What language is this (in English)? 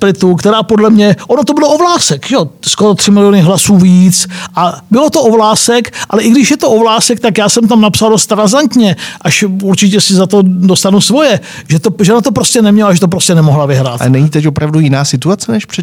Czech